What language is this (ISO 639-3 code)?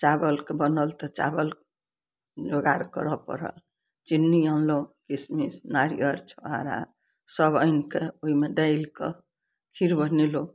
mai